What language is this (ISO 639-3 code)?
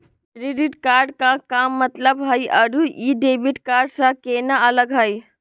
mag